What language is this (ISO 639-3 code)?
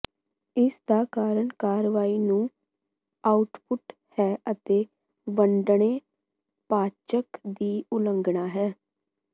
pan